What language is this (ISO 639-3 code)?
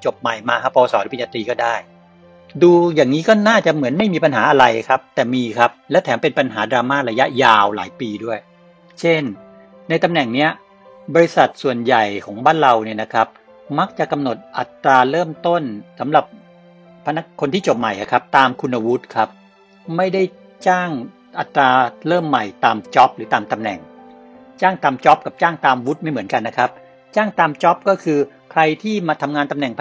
tha